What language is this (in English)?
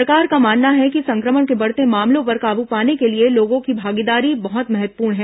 Hindi